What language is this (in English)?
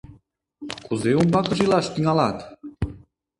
Mari